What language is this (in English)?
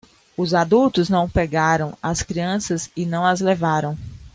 Portuguese